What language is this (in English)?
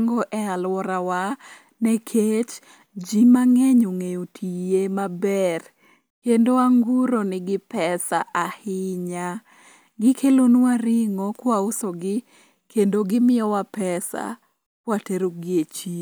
Luo (Kenya and Tanzania)